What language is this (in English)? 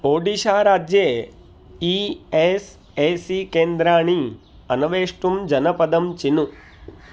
Sanskrit